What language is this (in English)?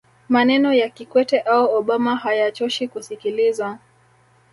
Swahili